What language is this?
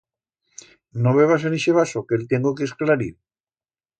Aragonese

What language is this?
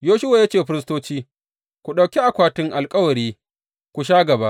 Hausa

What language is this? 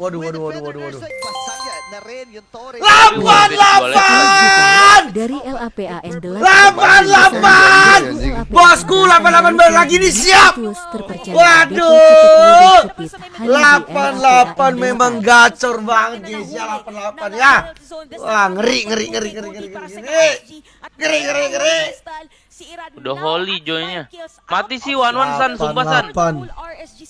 Indonesian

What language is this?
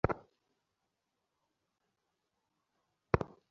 Bangla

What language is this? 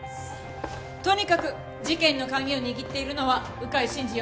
Japanese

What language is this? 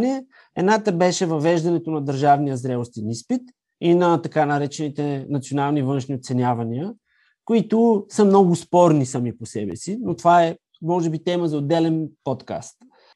Bulgarian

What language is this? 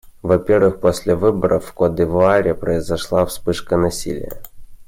Russian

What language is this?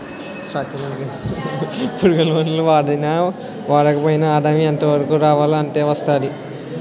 Telugu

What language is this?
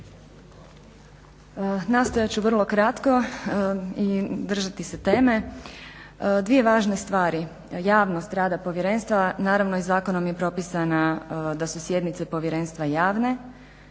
Croatian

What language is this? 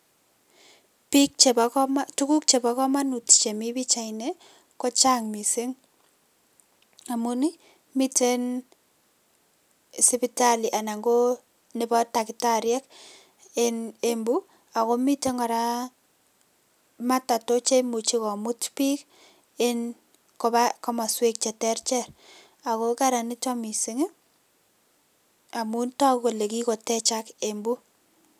Kalenjin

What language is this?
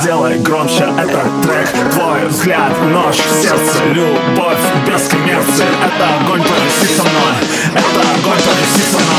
Russian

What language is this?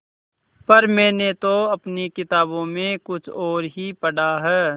Hindi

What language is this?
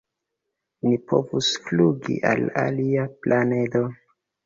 Esperanto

